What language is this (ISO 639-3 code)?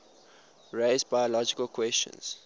eng